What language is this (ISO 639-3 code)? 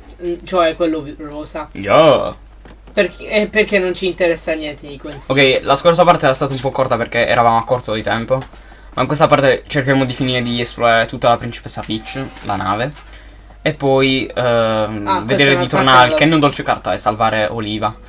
ita